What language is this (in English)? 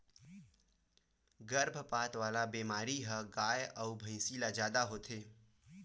Chhattisgarhi